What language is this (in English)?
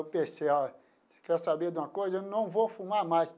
Portuguese